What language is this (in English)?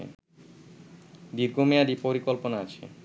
Bangla